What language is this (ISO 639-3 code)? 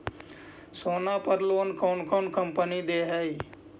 mag